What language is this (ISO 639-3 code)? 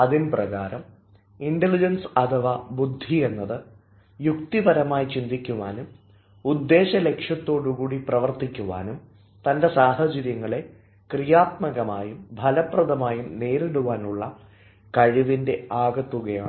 mal